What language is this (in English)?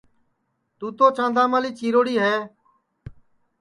Sansi